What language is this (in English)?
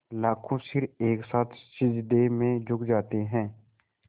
Hindi